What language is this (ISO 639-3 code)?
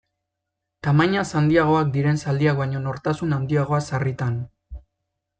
eus